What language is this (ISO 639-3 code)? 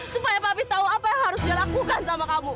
ind